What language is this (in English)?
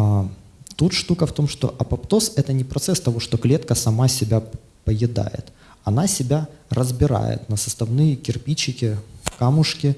Russian